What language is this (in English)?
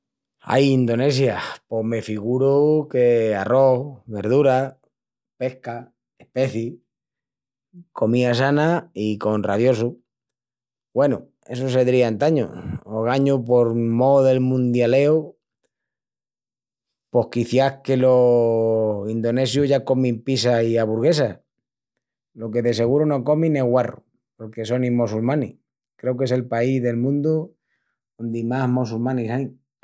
Extremaduran